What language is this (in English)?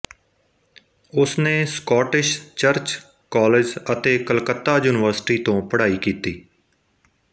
Punjabi